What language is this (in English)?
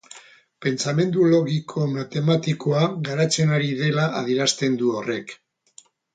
Basque